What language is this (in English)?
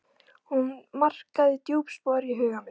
Icelandic